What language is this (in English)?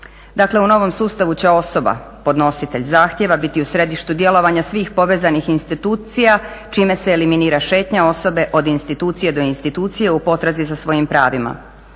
Croatian